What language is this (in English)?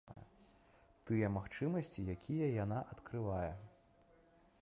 Belarusian